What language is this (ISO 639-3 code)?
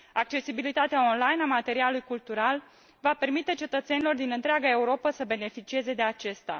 ron